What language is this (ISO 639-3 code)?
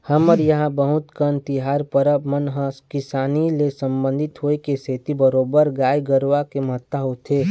hne